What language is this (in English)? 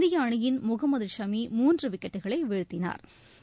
Tamil